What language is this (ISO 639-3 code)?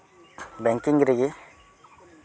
sat